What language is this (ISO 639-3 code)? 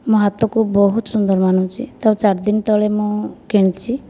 ori